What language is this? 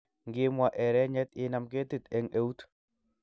Kalenjin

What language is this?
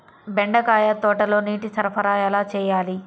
Telugu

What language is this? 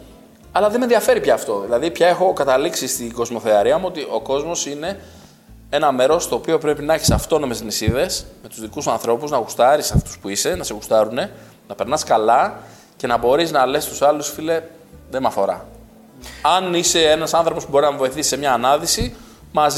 Greek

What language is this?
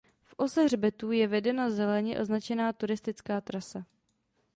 Czech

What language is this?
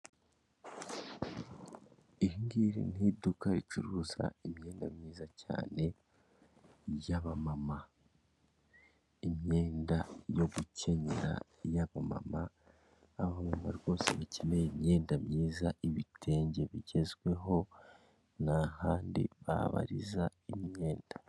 Kinyarwanda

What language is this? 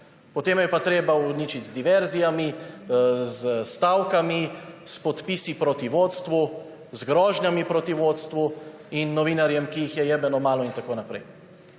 Slovenian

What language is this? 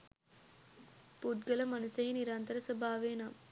Sinhala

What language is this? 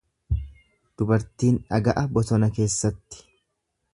Oromo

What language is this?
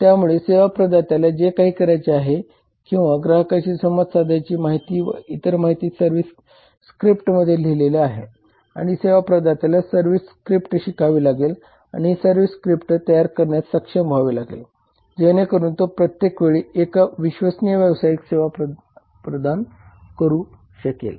Marathi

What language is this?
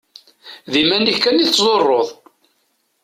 Kabyle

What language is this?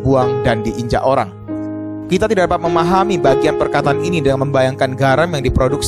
Indonesian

